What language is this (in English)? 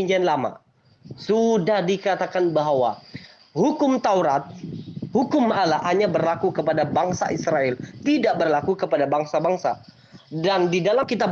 Indonesian